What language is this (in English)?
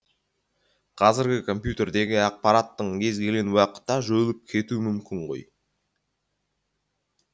Kazakh